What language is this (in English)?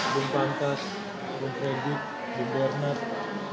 Indonesian